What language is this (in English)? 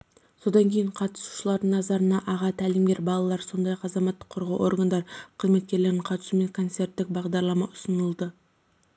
Kazakh